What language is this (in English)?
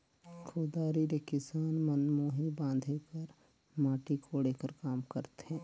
Chhattisgarhi